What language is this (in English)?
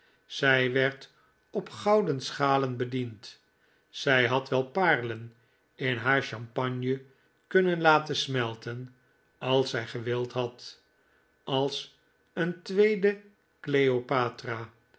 Dutch